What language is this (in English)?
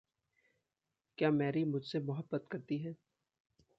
Hindi